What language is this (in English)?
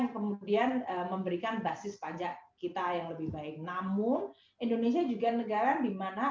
Indonesian